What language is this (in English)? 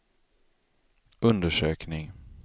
Swedish